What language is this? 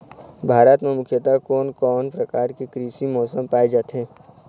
Chhattisgarhi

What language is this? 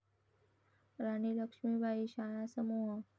Marathi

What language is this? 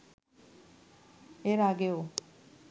Bangla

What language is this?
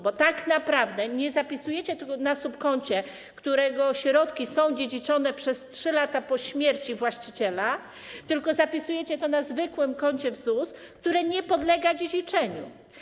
Polish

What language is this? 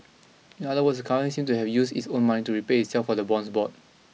English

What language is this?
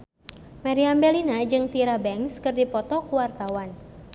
Sundanese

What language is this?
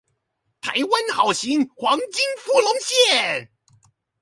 Chinese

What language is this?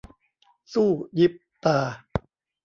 Thai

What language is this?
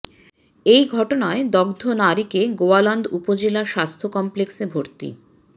Bangla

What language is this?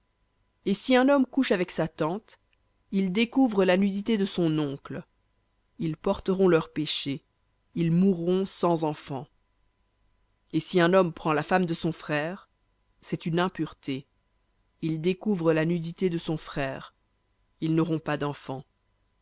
French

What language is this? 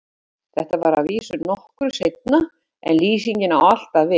Icelandic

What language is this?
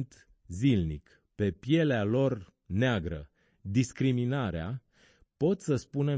Romanian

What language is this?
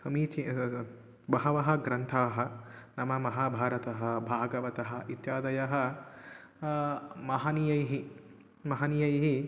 Sanskrit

